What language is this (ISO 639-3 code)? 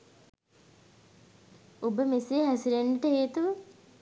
sin